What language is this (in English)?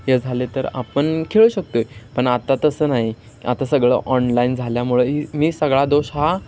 Marathi